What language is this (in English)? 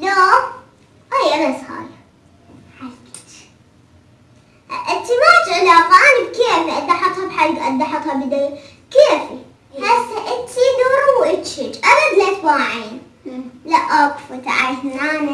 Arabic